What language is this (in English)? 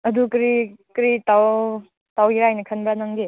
Manipuri